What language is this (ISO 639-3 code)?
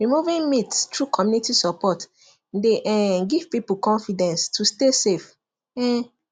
pcm